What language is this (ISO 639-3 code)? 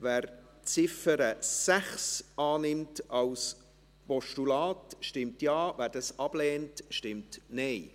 gsw